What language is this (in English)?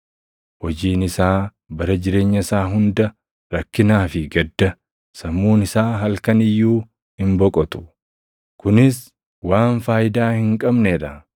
Oromo